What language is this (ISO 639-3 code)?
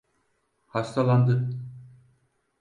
tur